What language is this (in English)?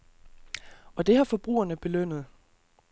Danish